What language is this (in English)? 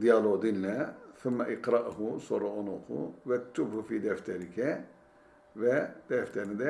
Turkish